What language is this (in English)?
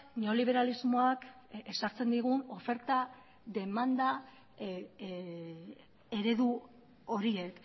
Basque